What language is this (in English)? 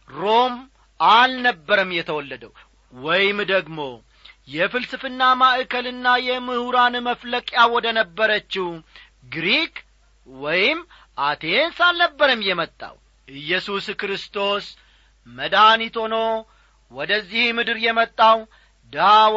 Amharic